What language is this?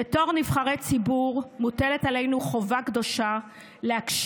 Hebrew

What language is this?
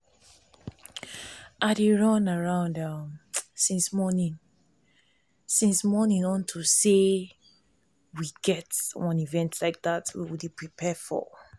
Nigerian Pidgin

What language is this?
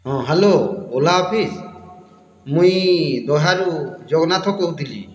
Odia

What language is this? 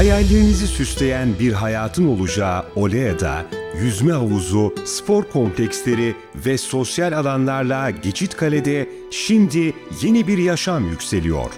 Turkish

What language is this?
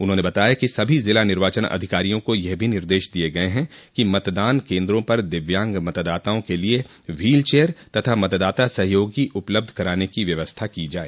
Hindi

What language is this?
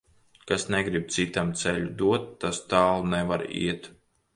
Latvian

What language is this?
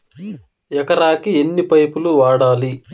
Telugu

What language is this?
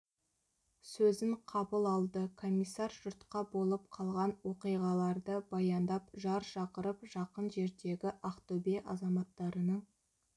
Kazakh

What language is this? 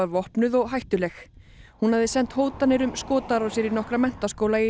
Icelandic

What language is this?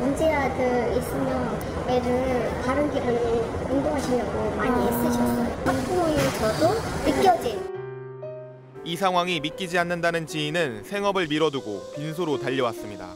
Korean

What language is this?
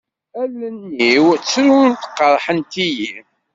Kabyle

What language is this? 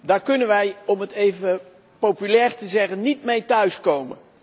Dutch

